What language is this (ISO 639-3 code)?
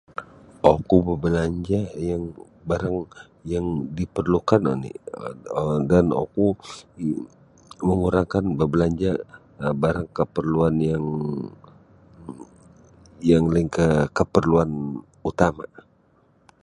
bsy